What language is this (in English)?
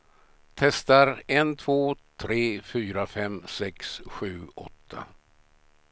Swedish